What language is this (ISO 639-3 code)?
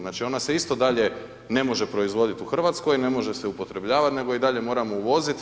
hrv